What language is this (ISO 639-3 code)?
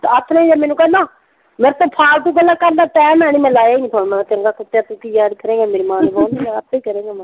pan